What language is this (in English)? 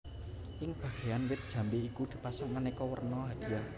Javanese